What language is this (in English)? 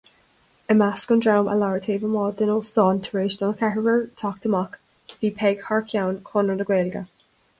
Irish